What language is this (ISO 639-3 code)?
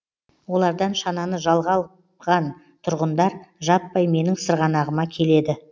kaz